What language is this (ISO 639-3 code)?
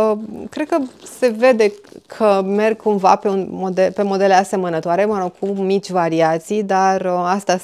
ron